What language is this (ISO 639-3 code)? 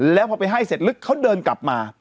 tha